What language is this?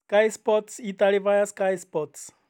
Kikuyu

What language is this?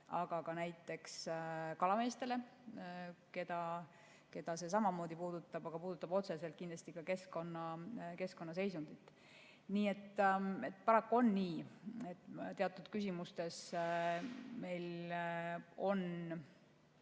Estonian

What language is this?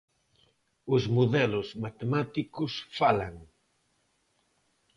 Galician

